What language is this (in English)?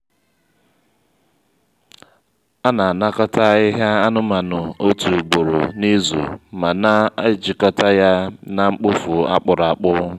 Igbo